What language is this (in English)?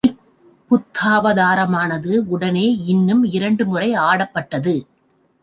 Tamil